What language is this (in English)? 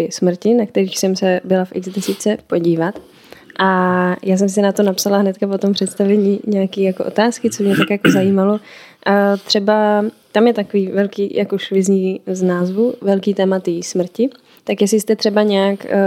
Czech